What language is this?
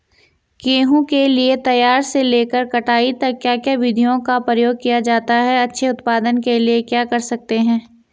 Hindi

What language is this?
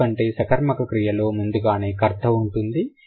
Telugu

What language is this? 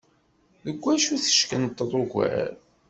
Kabyle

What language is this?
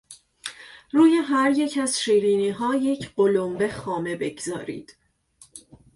Persian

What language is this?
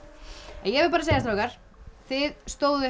Icelandic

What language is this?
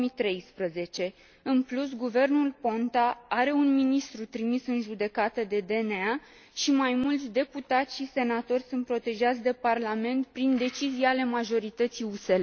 Romanian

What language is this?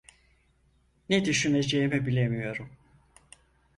Turkish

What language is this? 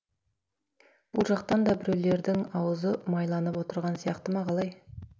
Kazakh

